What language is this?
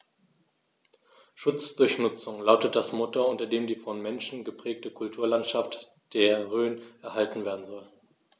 German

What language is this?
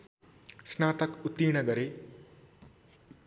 Nepali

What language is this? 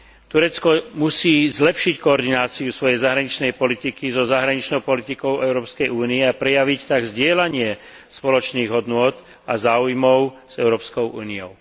Slovak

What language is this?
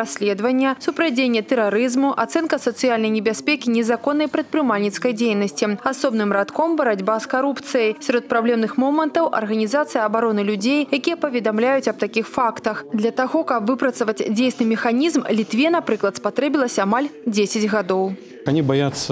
Russian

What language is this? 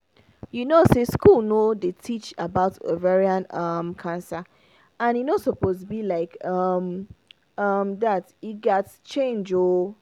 Nigerian Pidgin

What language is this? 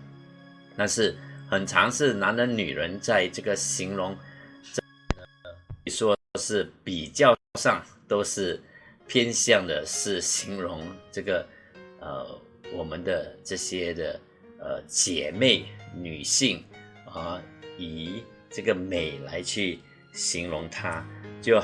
Chinese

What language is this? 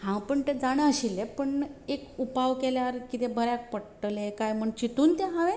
Konkani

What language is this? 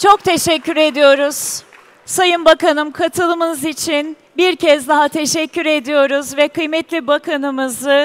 Turkish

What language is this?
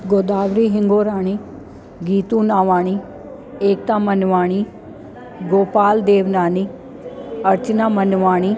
Sindhi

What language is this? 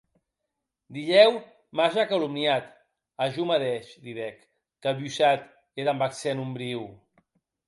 Occitan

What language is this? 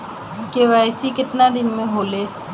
Bhojpuri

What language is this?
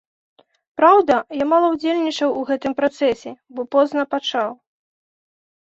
Belarusian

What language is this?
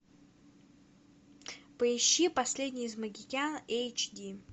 Russian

